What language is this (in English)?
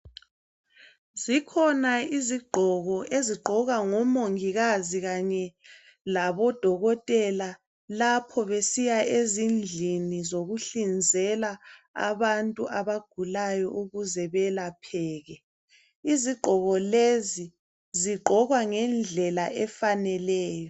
North Ndebele